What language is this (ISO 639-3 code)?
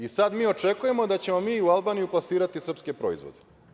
srp